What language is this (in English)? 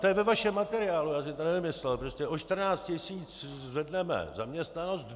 Czech